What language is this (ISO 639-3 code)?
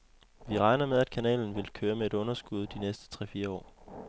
dan